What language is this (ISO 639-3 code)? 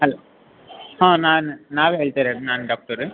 kan